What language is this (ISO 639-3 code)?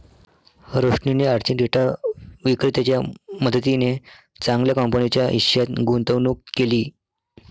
mar